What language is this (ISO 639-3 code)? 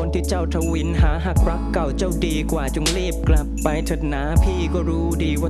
tha